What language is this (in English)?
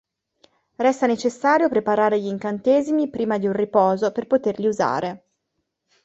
Italian